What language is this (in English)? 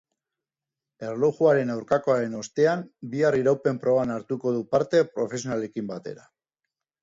Basque